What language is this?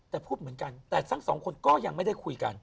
Thai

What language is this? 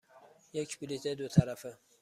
Persian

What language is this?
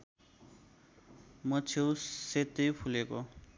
Nepali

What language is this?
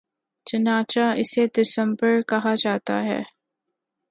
Urdu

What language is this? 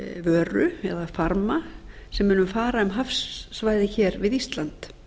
Icelandic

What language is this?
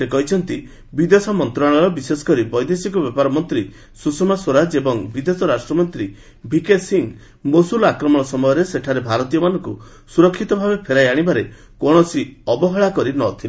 Odia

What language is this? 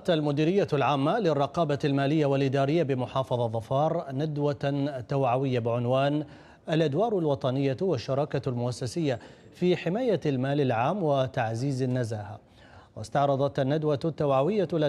Arabic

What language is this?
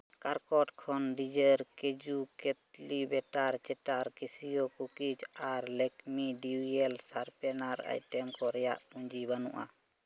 Santali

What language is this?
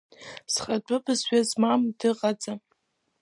Abkhazian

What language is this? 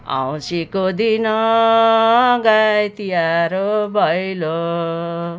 Nepali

